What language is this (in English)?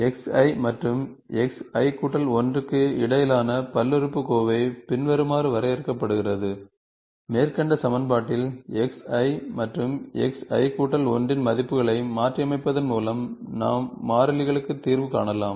Tamil